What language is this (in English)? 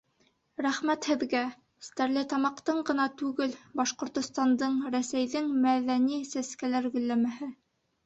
Bashkir